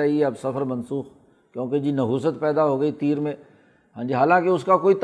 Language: Urdu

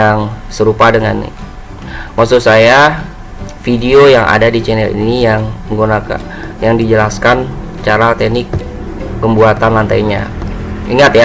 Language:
Indonesian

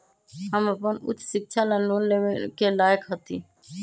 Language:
Magahi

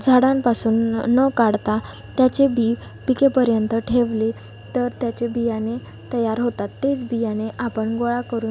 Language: Marathi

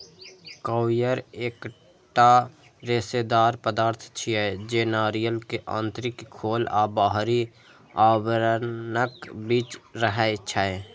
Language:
Maithili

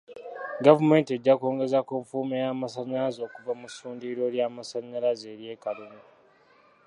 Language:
Ganda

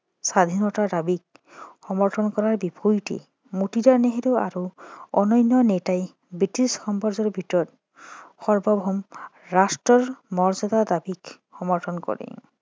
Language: Assamese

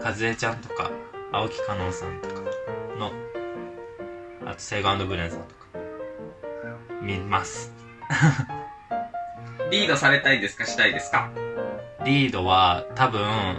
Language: Japanese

